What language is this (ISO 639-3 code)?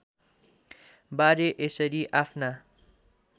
nep